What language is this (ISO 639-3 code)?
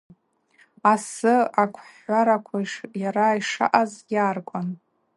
abq